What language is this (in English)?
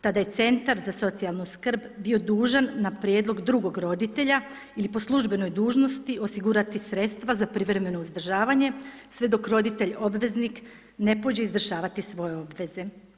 Croatian